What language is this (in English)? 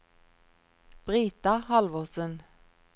Norwegian